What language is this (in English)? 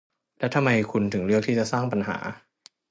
Thai